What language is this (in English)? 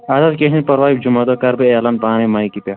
Kashmiri